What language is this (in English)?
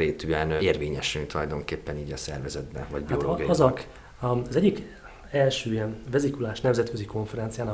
Hungarian